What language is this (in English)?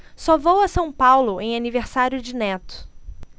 Portuguese